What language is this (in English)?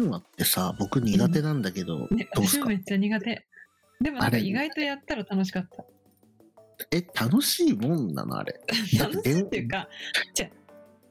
Japanese